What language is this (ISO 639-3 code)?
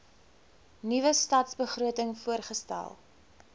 afr